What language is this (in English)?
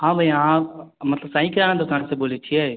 Maithili